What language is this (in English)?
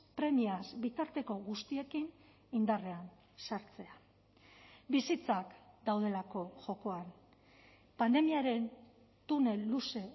Basque